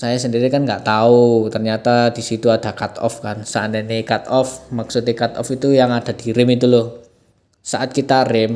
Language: Indonesian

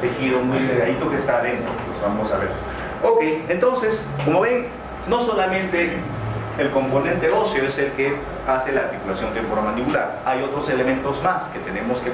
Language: Spanish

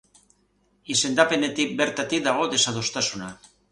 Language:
Basque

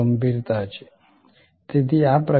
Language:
Gujarati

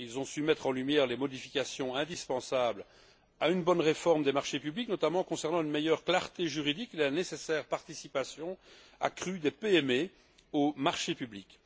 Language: French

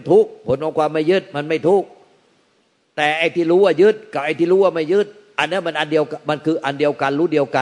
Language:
Thai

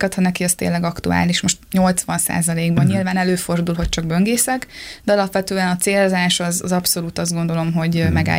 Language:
Hungarian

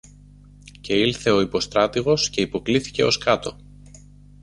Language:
Greek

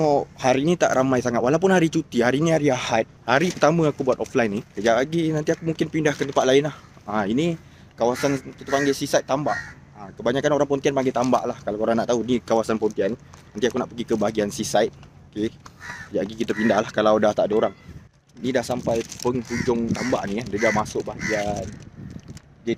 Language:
Malay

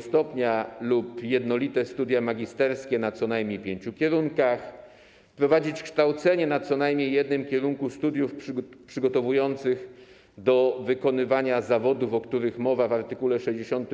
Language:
Polish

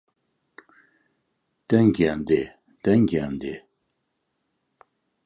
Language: Central Kurdish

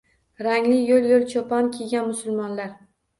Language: Uzbek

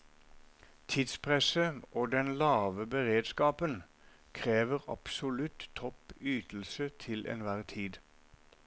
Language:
Norwegian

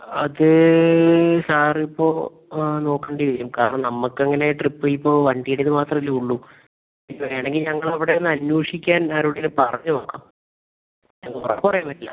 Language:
Malayalam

